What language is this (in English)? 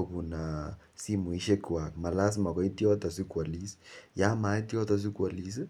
Kalenjin